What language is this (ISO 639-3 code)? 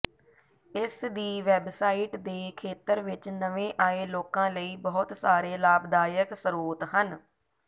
pan